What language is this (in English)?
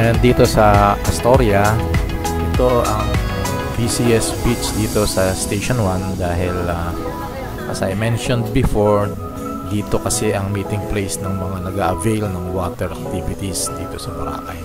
Filipino